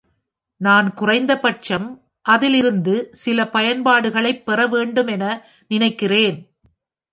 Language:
Tamil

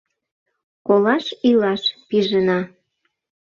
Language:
Mari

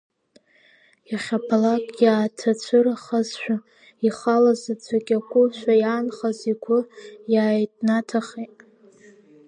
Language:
Abkhazian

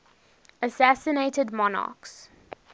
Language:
English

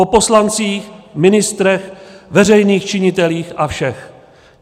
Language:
Czech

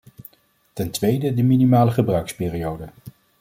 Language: Dutch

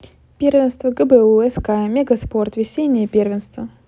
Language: Russian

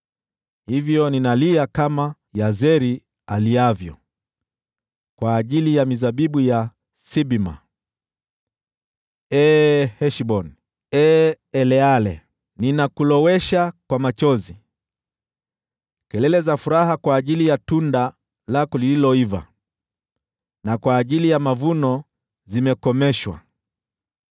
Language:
Swahili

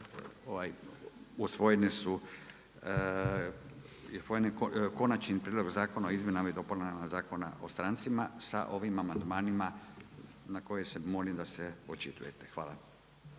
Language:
Croatian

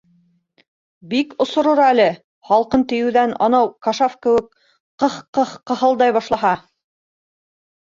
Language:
Bashkir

